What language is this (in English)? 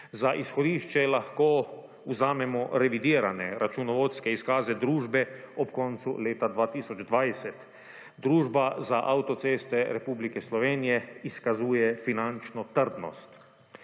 Slovenian